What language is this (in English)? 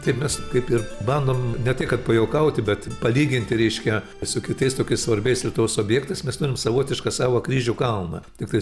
Lithuanian